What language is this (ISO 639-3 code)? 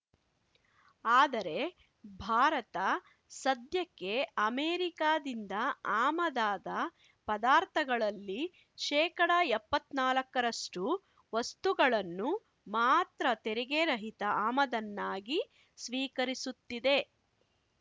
kan